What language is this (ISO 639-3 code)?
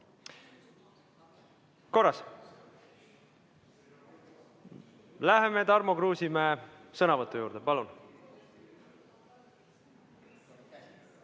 est